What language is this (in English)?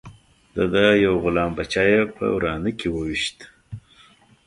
Pashto